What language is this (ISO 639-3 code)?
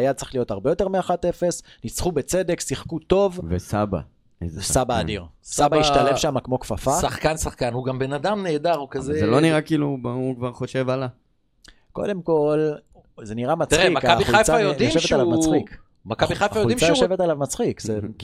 heb